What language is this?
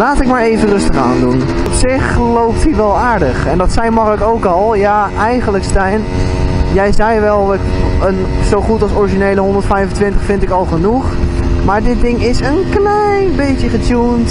Dutch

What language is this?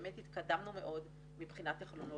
Hebrew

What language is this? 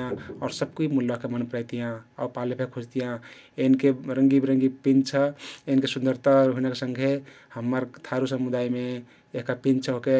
Kathoriya Tharu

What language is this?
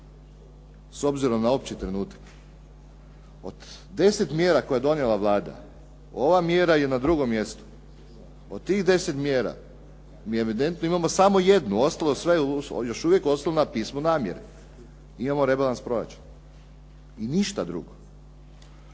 Croatian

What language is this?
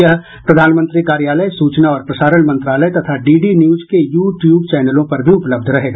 Hindi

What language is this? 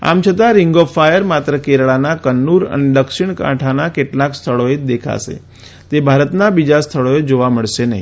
Gujarati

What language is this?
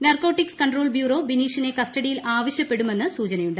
Malayalam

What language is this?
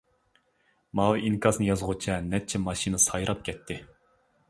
Uyghur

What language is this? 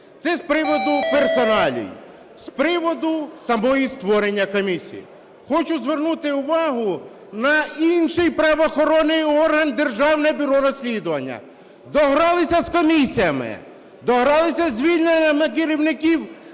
Ukrainian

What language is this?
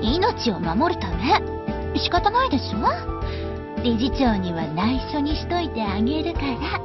Japanese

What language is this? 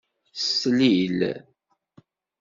Kabyle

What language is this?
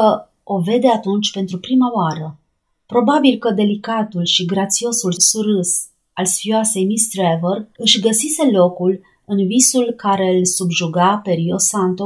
Romanian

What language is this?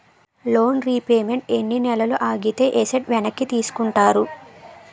Telugu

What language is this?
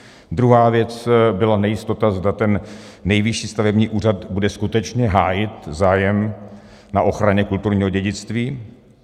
Czech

